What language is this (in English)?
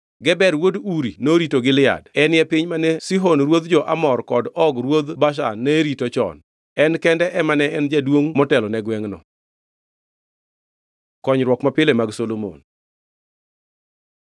Luo (Kenya and Tanzania)